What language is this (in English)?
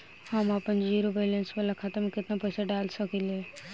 Bhojpuri